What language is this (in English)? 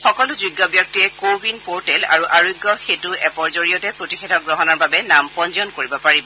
Assamese